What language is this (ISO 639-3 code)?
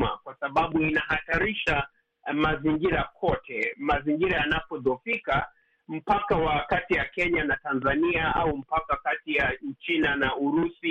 swa